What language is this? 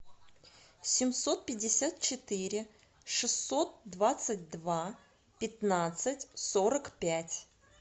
Russian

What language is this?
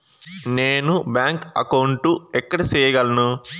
Telugu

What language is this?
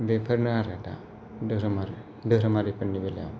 Bodo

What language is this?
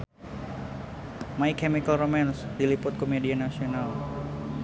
Sundanese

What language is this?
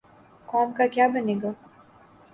Urdu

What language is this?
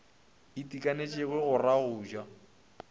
Northern Sotho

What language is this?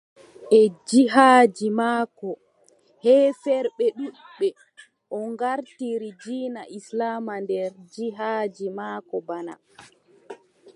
Adamawa Fulfulde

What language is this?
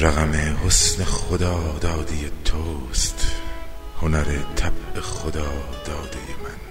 Persian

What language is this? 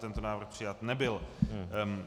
Czech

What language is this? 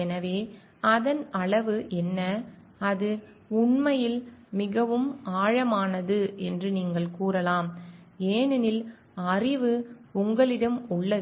Tamil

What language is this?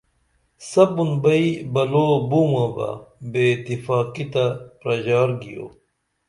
Dameli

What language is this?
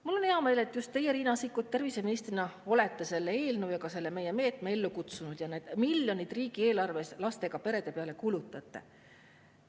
Estonian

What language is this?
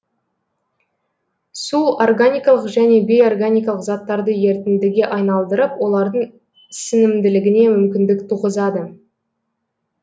Kazakh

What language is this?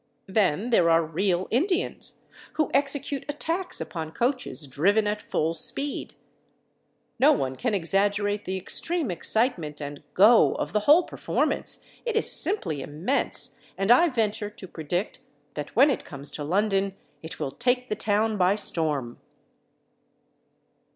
English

